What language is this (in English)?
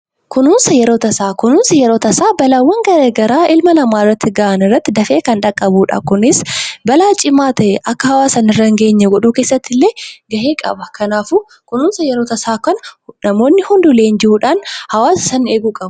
Oromo